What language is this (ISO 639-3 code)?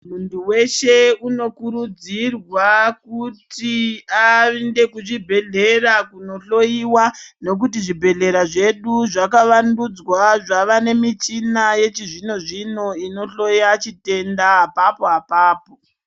ndc